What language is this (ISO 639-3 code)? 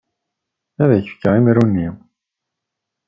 kab